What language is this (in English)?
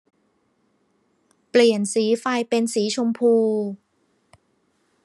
Thai